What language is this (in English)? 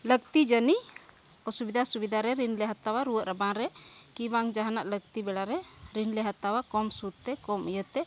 Santali